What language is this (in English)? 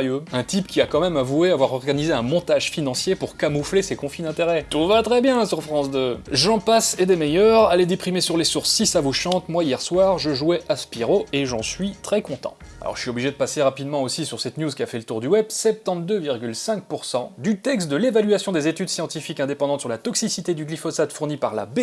French